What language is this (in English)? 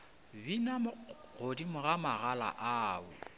Northern Sotho